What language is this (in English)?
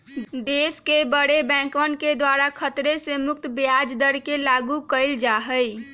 Magahi